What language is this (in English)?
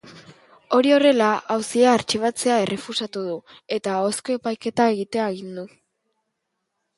Basque